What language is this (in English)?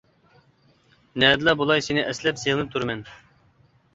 Uyghur